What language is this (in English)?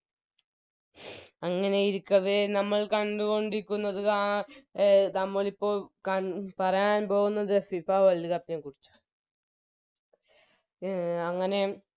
Malayalam